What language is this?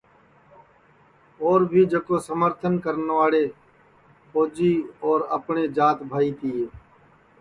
Sansi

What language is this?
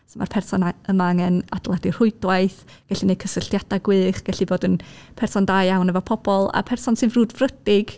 Welsh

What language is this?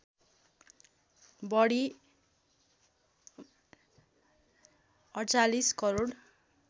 Nepali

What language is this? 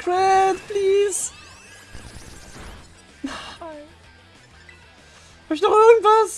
German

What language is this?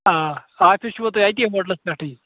Kashmiri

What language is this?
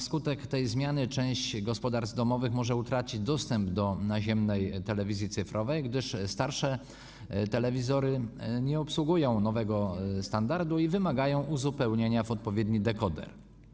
Polish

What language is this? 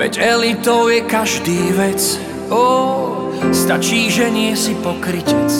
Slovak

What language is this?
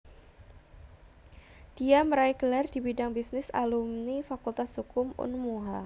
Javanese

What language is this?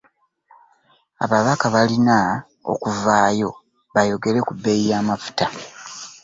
Ganda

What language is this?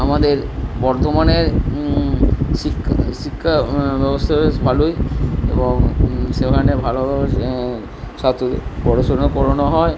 Bangla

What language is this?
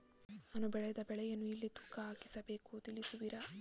Kannada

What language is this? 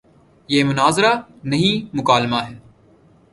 Urdu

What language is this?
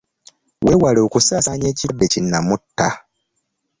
Ganda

